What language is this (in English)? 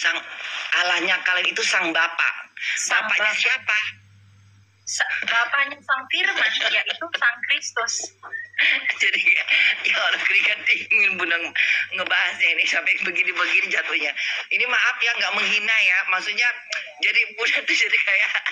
Indonesian